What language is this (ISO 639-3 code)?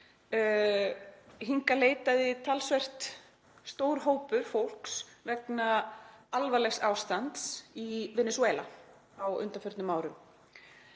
isl